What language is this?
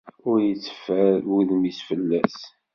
Kabyle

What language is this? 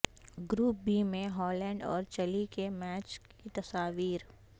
Urdu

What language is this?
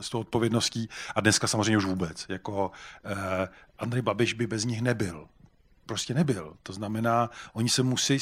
Czech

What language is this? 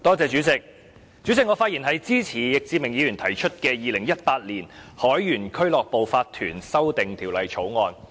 Cantonese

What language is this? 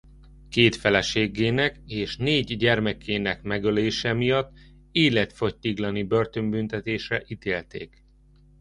Hungarian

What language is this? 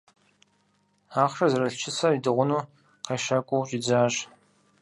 Kabardian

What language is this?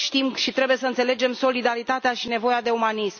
Romanian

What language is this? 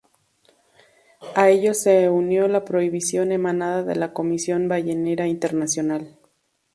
Spanish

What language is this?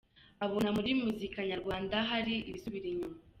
Kinyarwanda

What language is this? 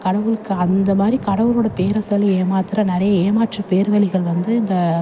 Tamil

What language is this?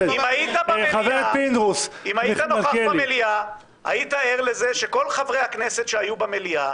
Hebrew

